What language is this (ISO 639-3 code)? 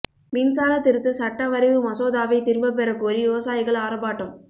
tam